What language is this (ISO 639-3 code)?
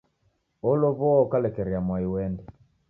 dav